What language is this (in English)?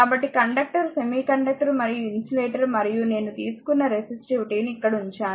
Telugu